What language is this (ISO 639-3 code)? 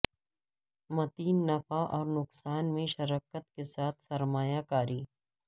urd